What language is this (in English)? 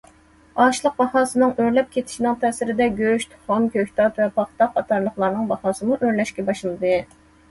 Uyghur